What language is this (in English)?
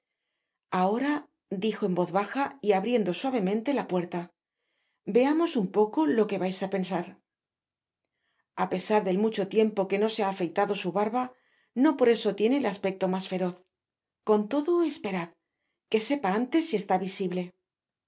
Spanish